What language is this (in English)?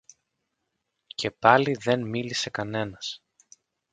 Greek